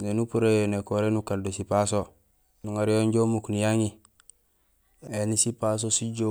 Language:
Gusilay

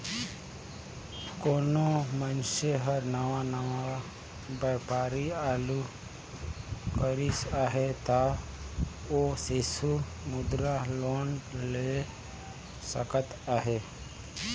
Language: Chhattisgarhi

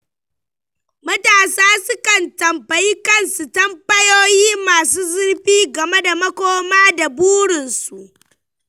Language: Hausa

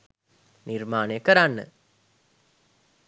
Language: Sinhala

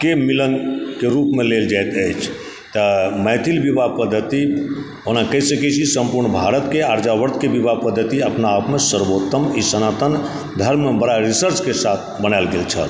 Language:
Maithili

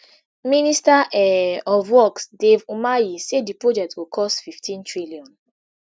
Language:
Nigerian Pidgin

